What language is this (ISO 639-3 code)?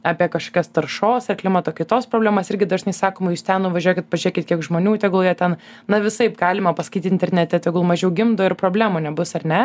lit